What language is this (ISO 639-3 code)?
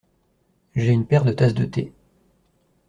fra